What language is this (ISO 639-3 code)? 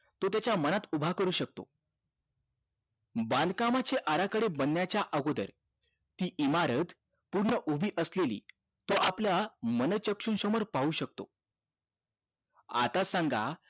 mar